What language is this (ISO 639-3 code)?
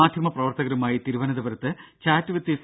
mal